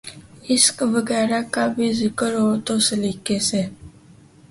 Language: Urdu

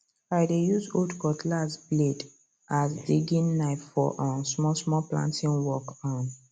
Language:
Nigerian Pidgin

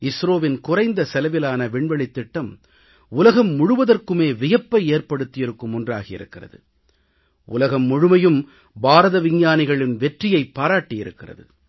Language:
Tamil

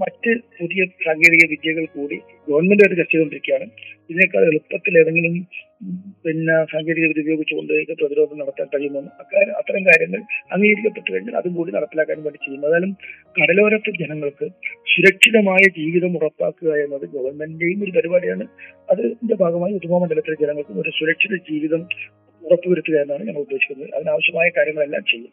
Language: Malayalam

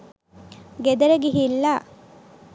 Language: Sinhala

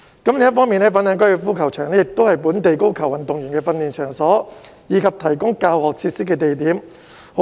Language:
Cantonese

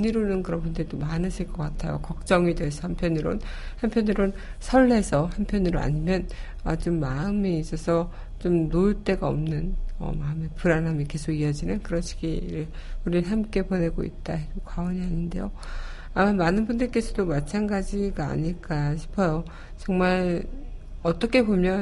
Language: Korean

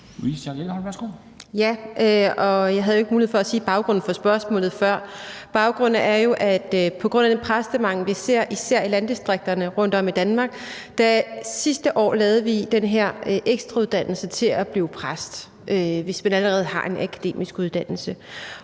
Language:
Danish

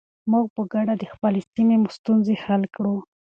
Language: Pashto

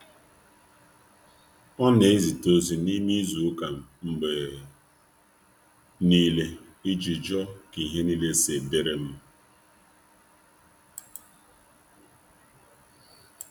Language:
Igbo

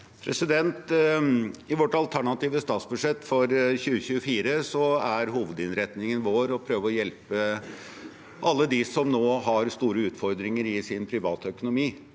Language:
Norwegian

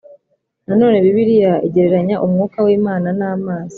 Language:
Kinyarwanda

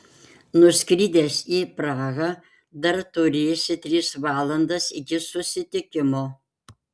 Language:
Lithuanian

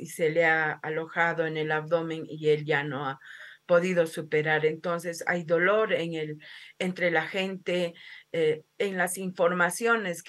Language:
Spanish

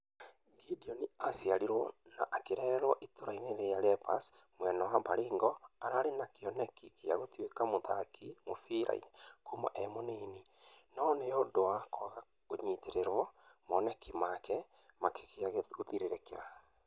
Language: Kikuyu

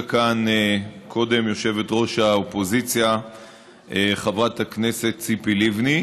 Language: Hebrew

